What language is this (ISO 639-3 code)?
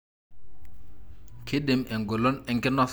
mas